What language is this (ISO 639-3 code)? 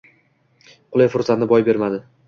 uzb